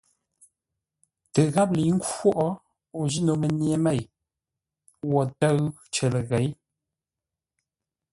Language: Ngombale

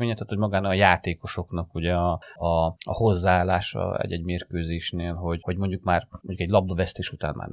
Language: Hungarian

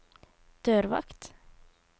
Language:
Norwegian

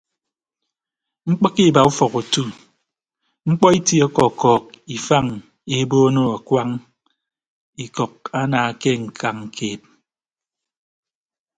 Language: Ibibio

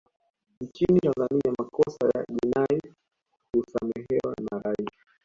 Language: Swahili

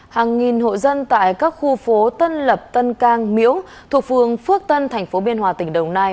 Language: Vietnamese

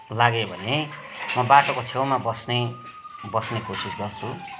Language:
Nepali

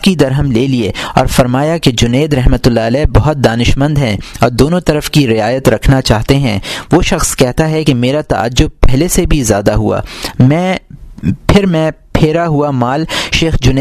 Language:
Urdu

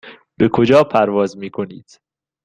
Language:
Persian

